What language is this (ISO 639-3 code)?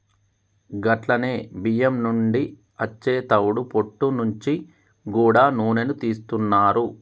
tel